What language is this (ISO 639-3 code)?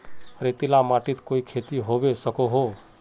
mag